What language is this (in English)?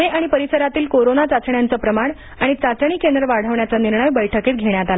Marathi